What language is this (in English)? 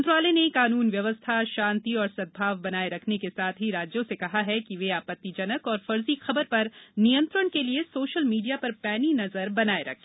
Hindi